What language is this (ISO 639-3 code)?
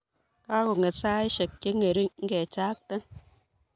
kln